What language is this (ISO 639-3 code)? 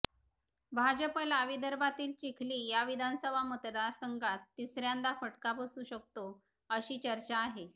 mar